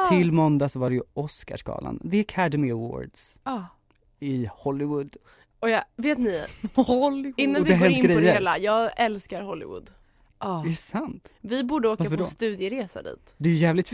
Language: Swedish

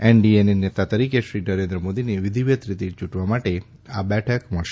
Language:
Gujarati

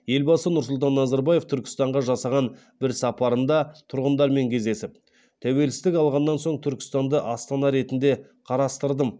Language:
Kazakh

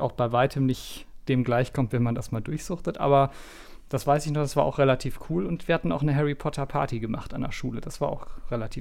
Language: German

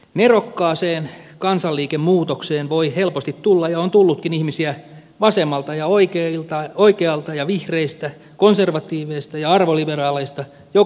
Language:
Finnish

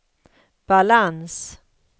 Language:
Swedish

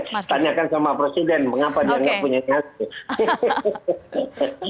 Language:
Indonesian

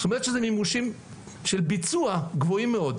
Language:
Hebrew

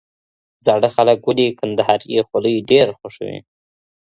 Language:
Pashto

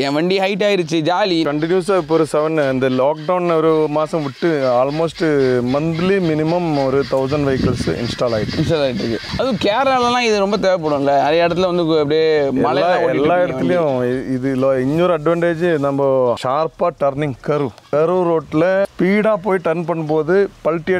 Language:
Tamil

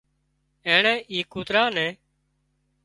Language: Wadiyara Koli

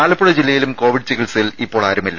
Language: Malayalam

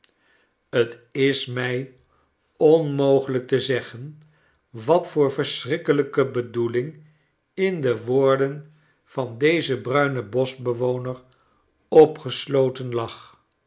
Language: Dutch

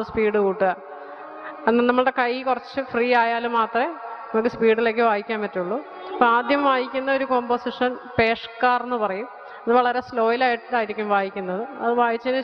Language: Dutch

